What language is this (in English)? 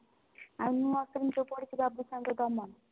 Odia